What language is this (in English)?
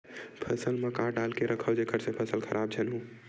Chhattisgarhi